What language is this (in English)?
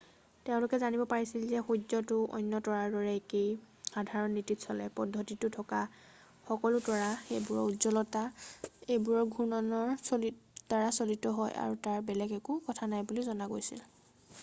Assamese